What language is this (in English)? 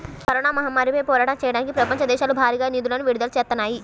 Telugu